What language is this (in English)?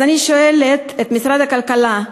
Hebrew